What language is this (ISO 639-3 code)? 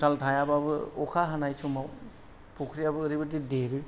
brx